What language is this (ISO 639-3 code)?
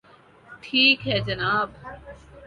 urd